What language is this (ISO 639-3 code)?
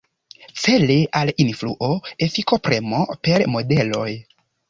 epo